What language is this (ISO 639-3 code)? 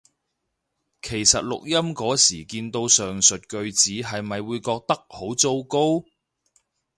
yue